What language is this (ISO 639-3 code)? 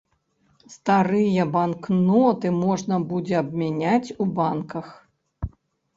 bel